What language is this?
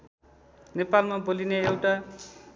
Nepali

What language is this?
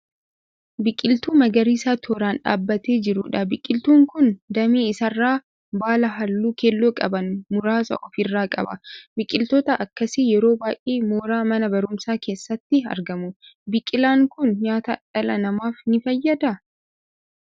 Oromo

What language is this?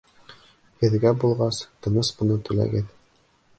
Bashkir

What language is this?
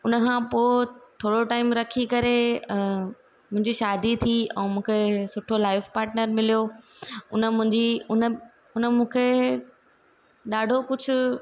Sindhi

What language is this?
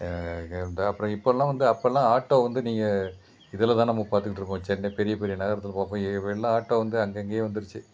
Tamil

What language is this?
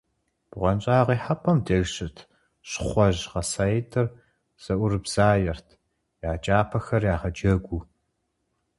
Kabardian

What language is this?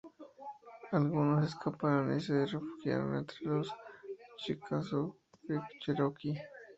Spanish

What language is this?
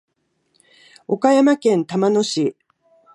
Japanese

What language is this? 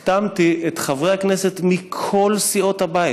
Hebrew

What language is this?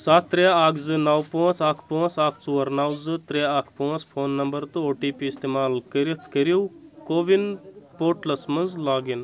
Kashmiri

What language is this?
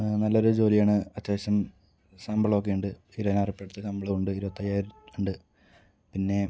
Malayalam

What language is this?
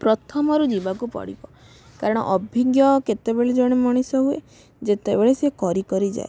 Odia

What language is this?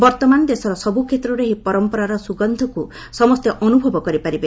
Odia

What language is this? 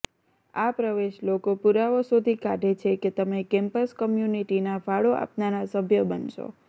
Gujarati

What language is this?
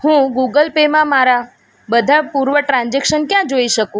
Gujarati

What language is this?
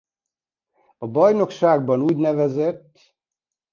Hungarian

